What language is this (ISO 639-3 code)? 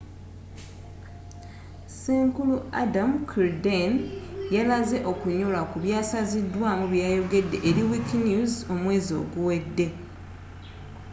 lug